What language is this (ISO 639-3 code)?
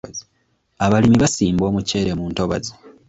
lug